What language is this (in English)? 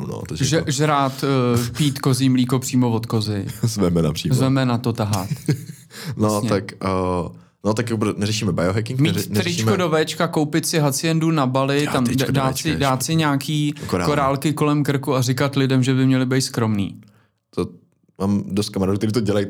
Czech